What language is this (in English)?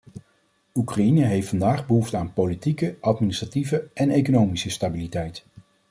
Dutch